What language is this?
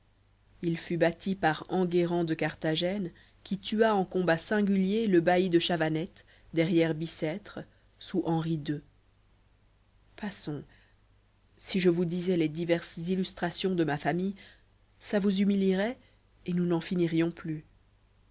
French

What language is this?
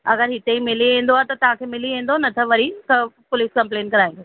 Sindhi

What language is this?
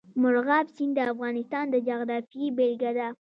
Pashto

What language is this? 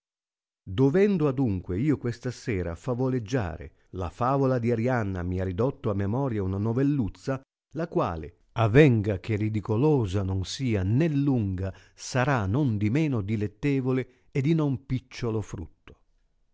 Italian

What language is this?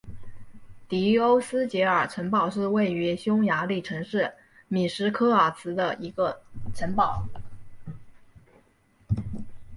Chinese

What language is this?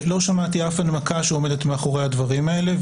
Hebrew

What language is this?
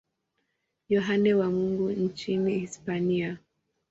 Swahili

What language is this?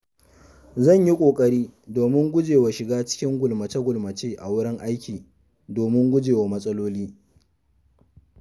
Hausa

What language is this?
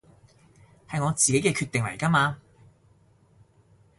Cantonese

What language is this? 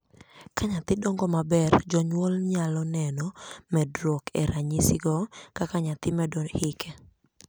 Luo (Kenya and Tanzania)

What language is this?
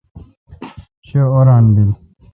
Kalkoti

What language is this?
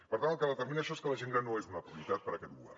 Catalan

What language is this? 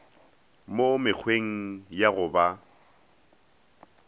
Northern Sotho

